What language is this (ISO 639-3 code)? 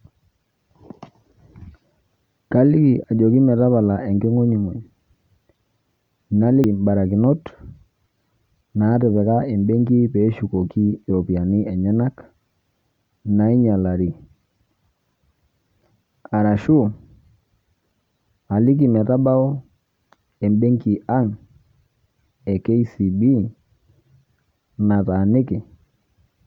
mas